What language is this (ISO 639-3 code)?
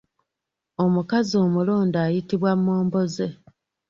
lug